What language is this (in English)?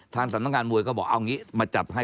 Thai